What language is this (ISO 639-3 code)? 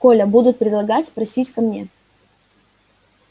rus